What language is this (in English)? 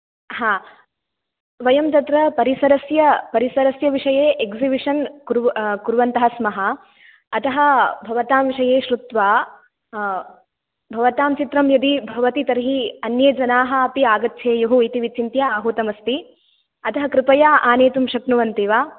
Sanskrit